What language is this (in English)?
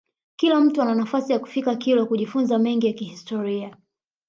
Swahili